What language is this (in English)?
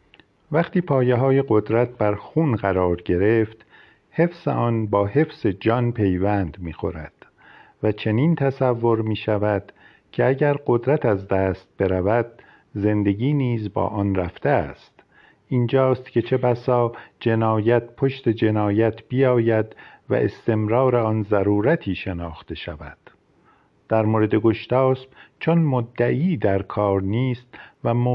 Persian